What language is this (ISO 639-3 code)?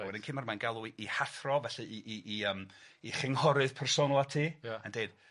cym